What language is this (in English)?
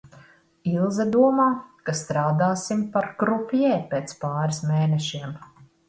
Latvian